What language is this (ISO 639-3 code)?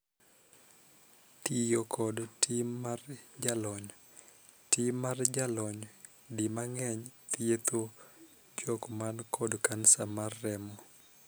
luo